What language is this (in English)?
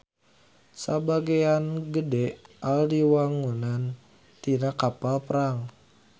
Sundanese